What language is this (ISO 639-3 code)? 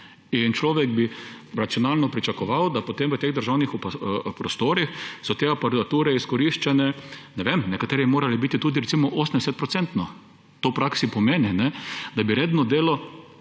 slv